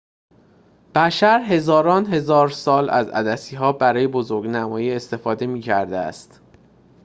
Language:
Persian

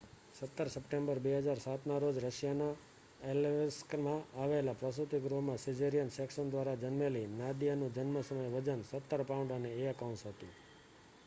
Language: Gujarati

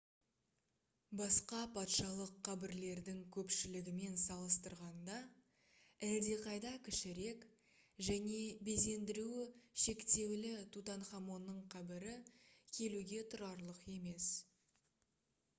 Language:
Kazakh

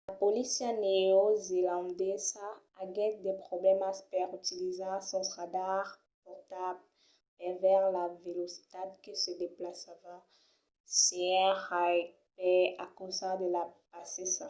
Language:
Occitan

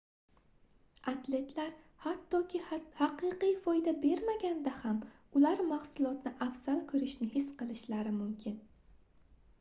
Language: Uzbek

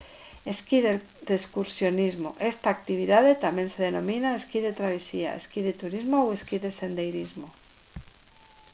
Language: Galician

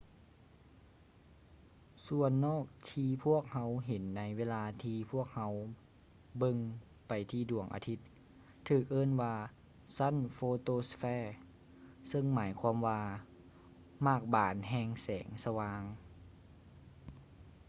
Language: Lao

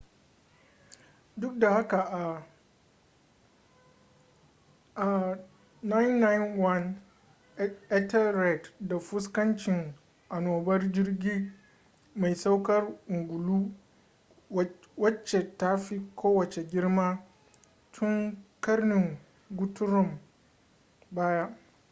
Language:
Hausa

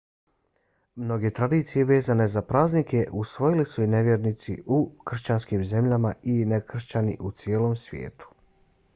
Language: Bosnian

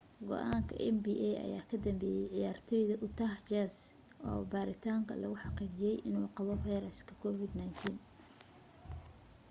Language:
Somali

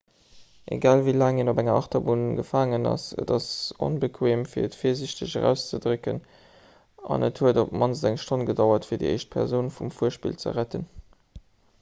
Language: Luxembourgish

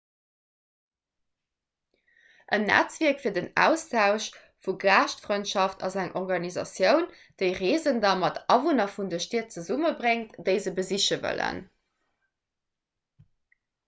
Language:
Luxembourgish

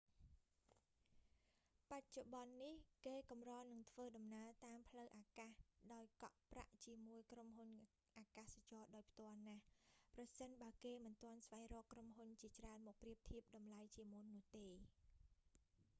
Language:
Khmer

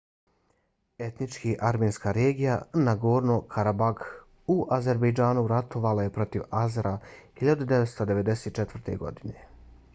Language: Bosnian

